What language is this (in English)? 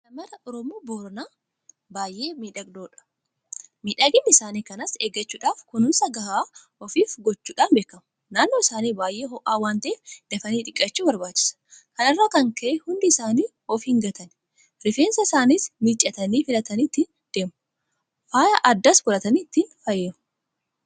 Oromo